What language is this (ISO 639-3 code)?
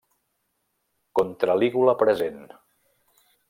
cat